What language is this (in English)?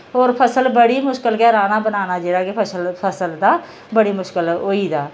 Dogri